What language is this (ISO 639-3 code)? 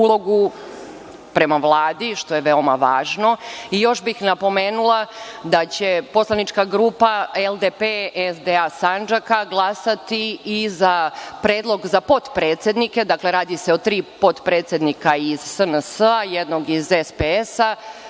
srp